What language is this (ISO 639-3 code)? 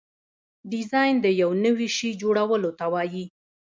pus